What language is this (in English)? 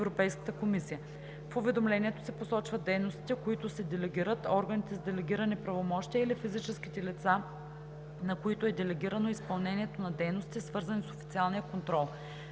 Bulgarian